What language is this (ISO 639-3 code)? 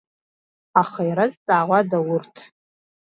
abk